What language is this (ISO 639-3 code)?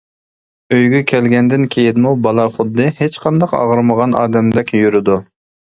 uig